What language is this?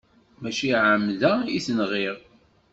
Kabyle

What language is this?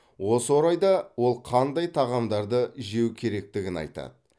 Kazakh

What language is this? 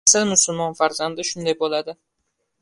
Uzbek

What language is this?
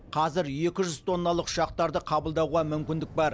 Kazakh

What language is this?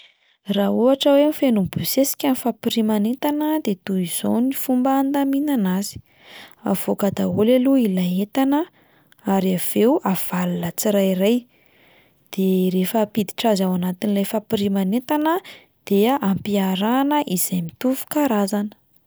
Malagasy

